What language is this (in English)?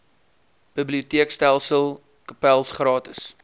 Afrikaans